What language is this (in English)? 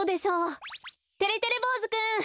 Japanese